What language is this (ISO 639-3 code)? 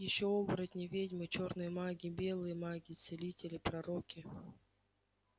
rus